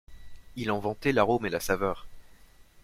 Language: French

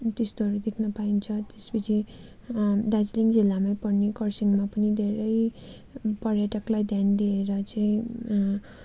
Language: Nepali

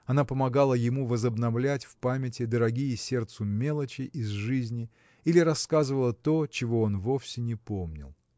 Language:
Russian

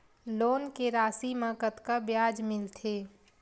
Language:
Chhattisgarhi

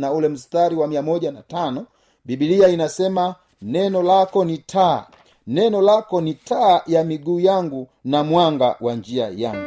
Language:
Swahili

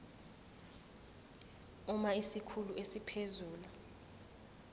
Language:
Zulu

